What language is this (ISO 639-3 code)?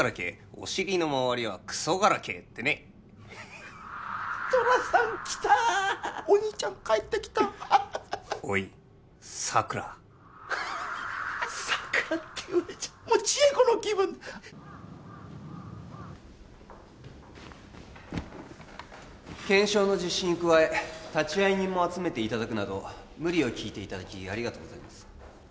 jpn